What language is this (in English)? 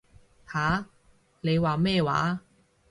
Cantonese